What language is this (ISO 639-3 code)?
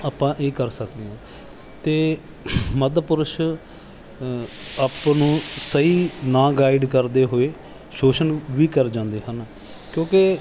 pan